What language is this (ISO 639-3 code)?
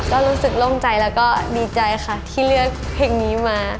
tha